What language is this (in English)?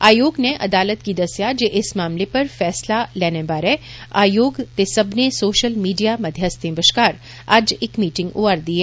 Dogri